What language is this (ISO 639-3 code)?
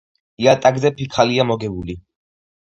kat